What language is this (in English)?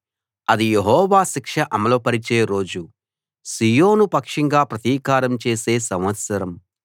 Telugu